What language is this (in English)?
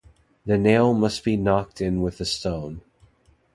English